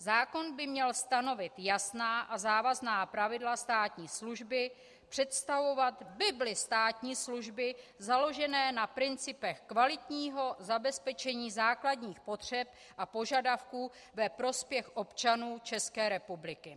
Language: Czech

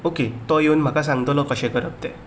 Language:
Konkani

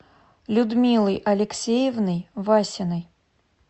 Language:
Russian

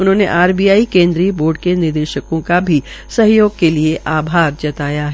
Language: Hindi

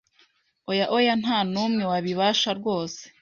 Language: Kinyarwanda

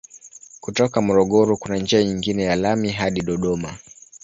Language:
Swahili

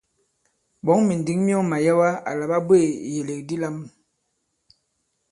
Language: Bankon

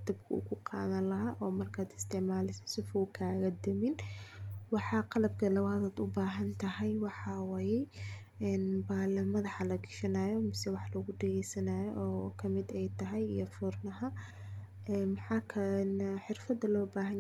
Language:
Somali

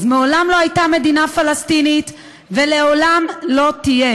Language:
Hebrew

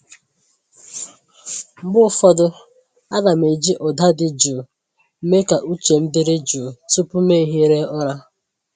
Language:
Igbo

